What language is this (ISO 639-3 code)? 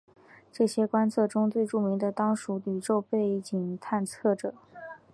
zho